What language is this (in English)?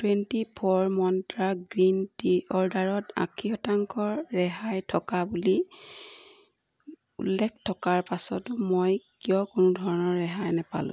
Assamese